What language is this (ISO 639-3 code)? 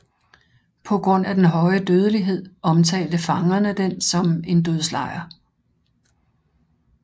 dan